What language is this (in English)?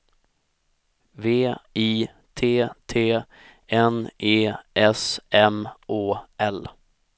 Swedish